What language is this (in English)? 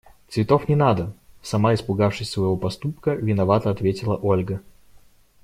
Russian